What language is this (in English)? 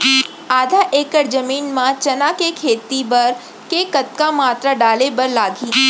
Chhattisgarhi